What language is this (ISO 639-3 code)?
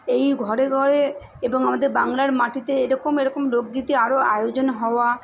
ben